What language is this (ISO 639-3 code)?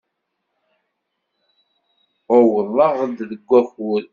kab